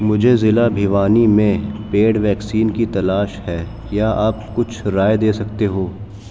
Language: Urdu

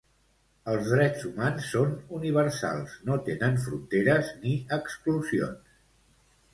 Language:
Catalan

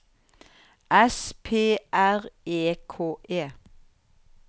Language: Norwegian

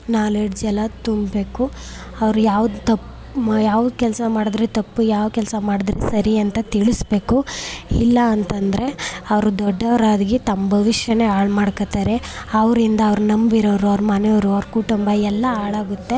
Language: Kannada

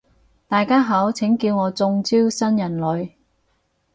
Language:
Cantonese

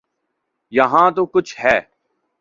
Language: Urdu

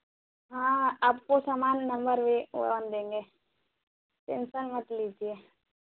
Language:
Hindi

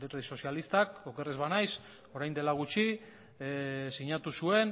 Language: Basque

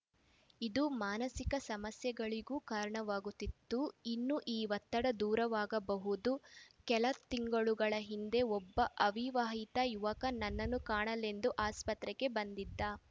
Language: Kannada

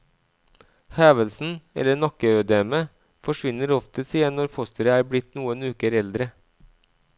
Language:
Norwegian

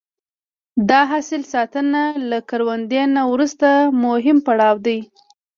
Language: Pashto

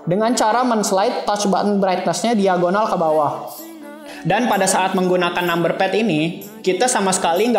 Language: Indonesian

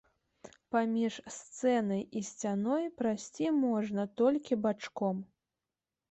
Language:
Belarusian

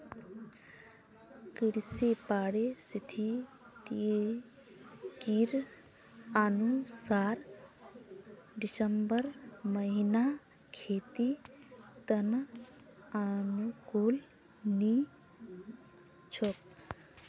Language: Magahi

